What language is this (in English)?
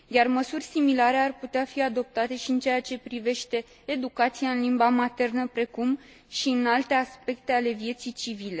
Romanian